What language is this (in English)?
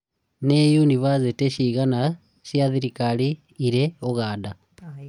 Kikuyu